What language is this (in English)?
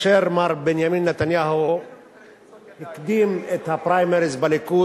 Hebrew